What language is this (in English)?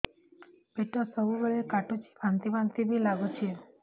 Odia